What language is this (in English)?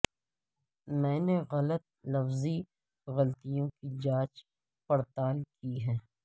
Urdu